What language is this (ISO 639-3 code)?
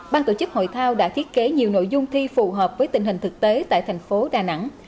vie